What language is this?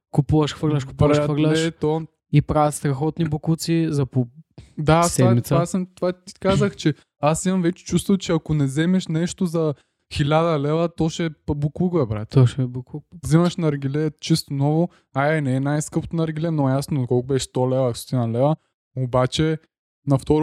Bulgarian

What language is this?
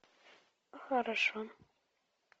Russian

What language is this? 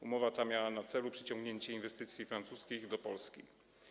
Polish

